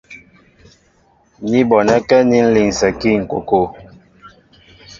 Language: Mbo (Cameroon)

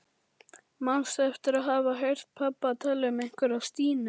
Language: Icelandic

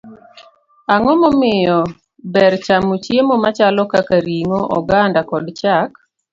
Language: Luo (Kenya and Tanzania)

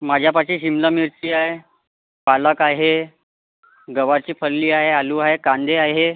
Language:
Marathi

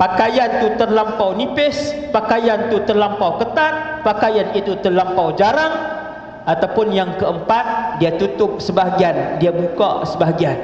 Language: Malay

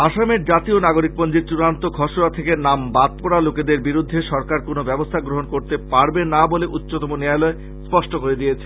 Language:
Bangla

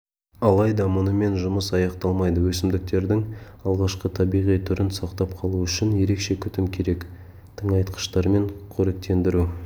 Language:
Kazakh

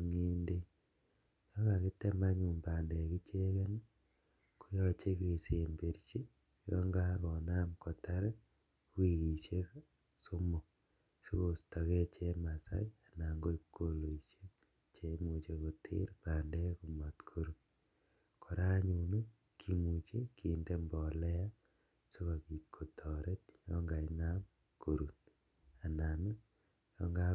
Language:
Kalenjin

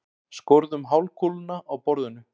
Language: Icelandic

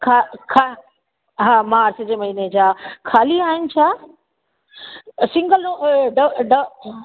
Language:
Sindhi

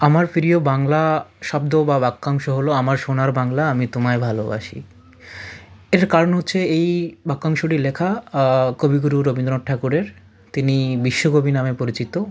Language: Bangla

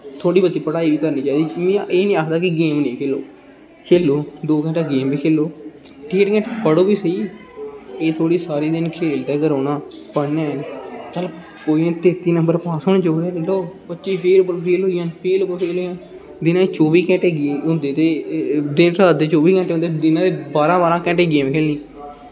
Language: Dogri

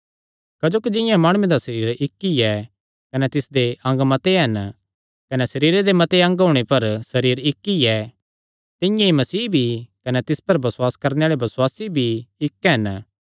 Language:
Kangri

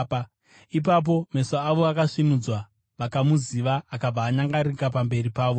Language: Shona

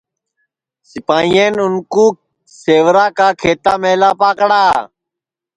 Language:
Sansi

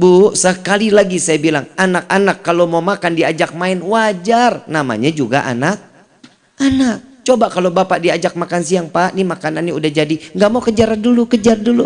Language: Indonesian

